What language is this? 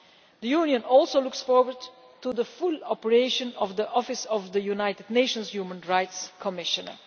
English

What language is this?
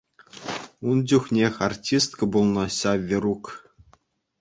Chuvash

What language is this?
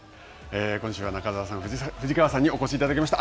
Japanese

